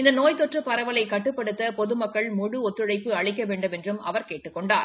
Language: Tamil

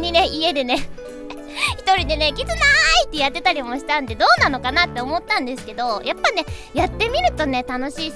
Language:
Japanese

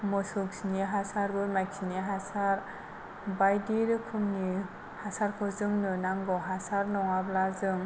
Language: Bodo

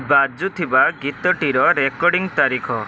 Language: Odia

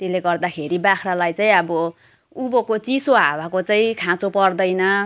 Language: Nepali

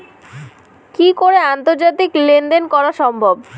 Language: Bangla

